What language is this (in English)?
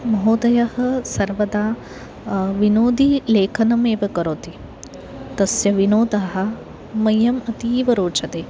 Sanskrit